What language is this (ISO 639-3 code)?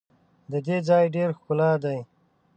pus